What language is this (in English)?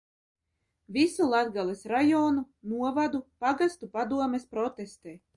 Latvian